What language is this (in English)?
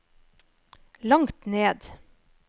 Norwegian